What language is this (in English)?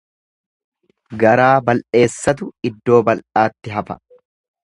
Oromo